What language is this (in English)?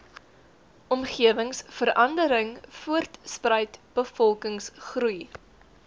Afrikaans